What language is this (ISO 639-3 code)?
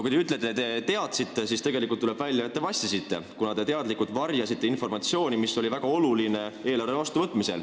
est